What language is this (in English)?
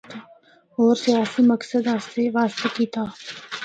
Northern Hindko